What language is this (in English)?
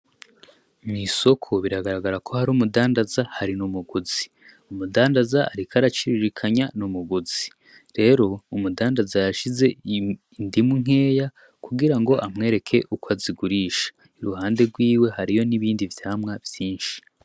Rundi